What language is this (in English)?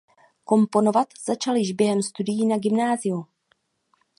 Czech